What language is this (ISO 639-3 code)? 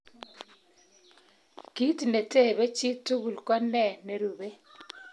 kln